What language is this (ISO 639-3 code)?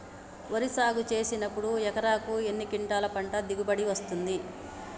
tel